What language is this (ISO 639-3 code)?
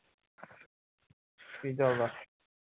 pan